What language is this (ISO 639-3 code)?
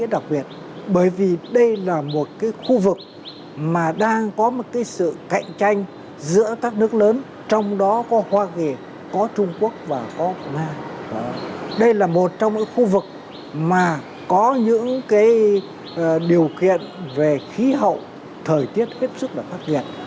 vie